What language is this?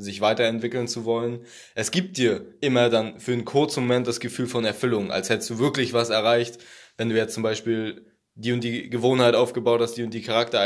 German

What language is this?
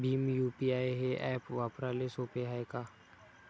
Marathi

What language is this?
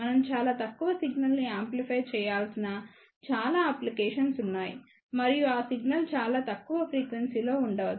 Telugu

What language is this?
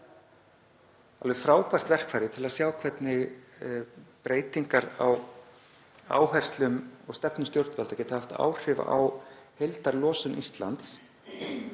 Icelandic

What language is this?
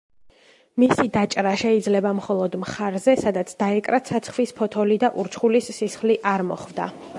Georgian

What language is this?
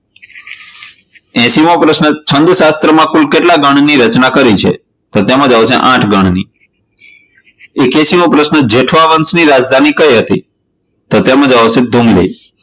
Gujarati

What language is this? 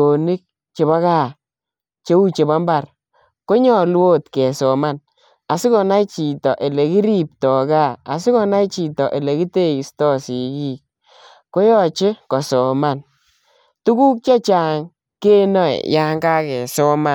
Kalenjin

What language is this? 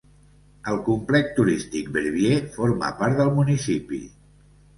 Catalan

